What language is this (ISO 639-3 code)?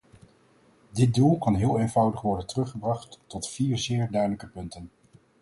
nld